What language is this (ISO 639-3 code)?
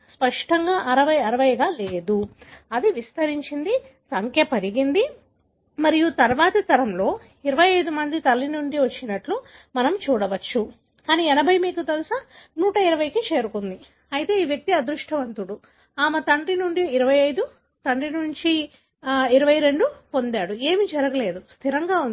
tel